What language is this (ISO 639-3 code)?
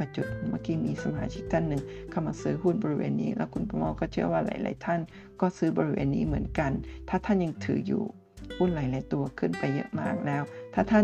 tha